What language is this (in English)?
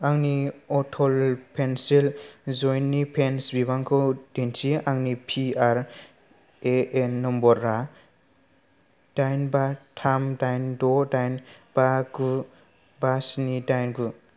Bodo